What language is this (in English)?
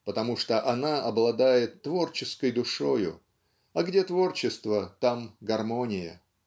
Russian